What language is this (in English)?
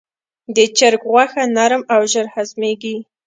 Pashto